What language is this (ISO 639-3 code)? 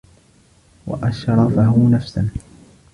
ara